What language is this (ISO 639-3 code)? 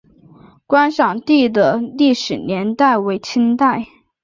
zho